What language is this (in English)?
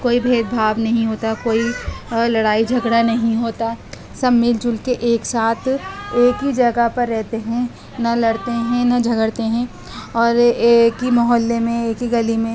Urdu